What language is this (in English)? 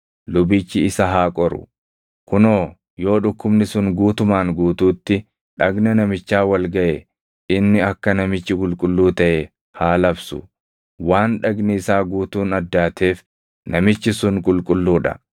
Oromo